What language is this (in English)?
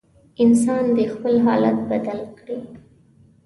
Pashto